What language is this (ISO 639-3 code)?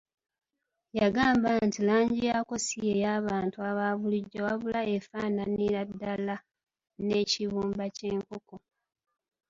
lug